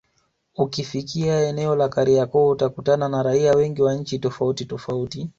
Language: Swahili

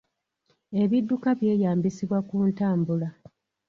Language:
Ganda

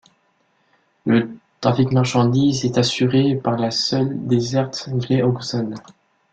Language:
French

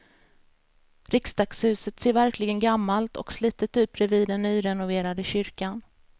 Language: Swedish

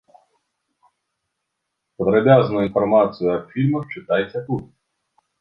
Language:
Belarusian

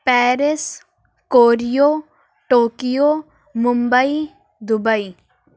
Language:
Urdu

